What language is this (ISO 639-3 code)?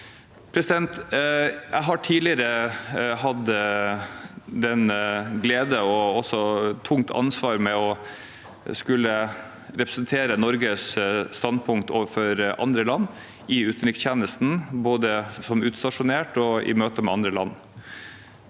nor